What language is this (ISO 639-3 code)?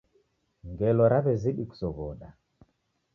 dav